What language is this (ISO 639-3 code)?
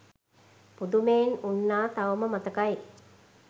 sin